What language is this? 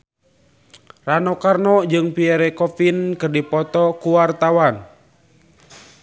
Sundanese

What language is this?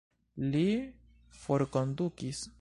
Esperanto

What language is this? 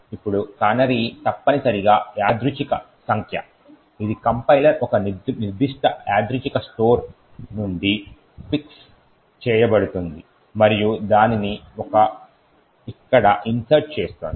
Telugu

